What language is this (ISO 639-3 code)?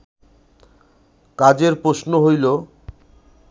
ben